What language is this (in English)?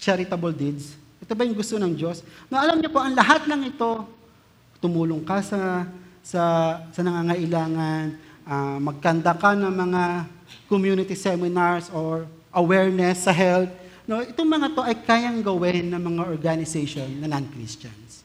Filipino